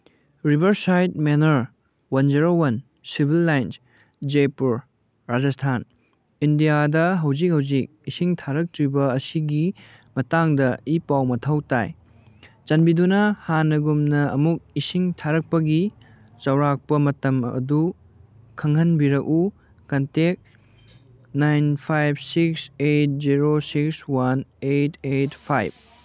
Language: Manipuri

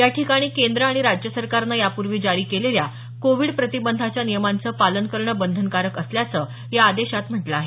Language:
Marathi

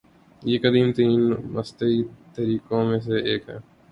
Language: Urdu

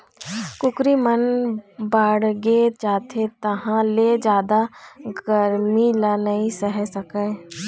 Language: Chhattisgarhi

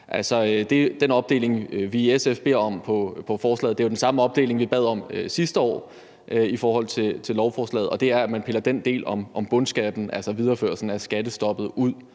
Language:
Danish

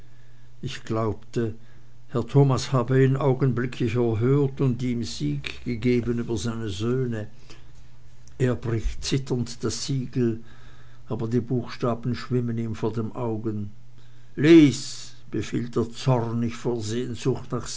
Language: German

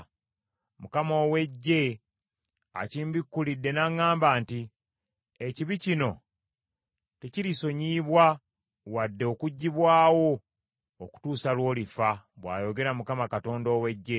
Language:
Ganda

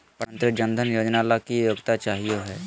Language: Magahi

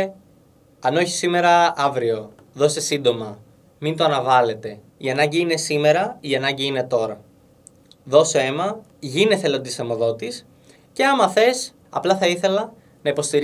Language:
Greek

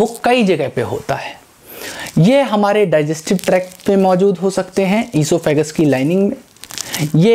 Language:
Hindi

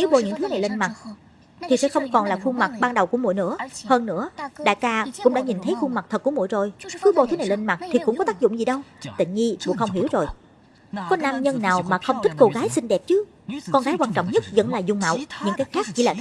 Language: Vietnamese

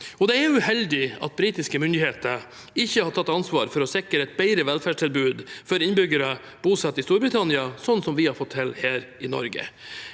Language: Norwegian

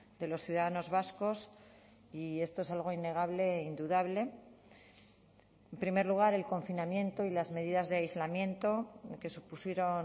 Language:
Spanish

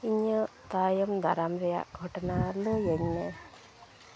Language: Santali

